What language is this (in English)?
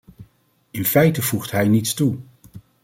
Dutch